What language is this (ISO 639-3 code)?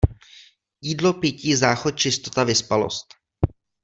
ces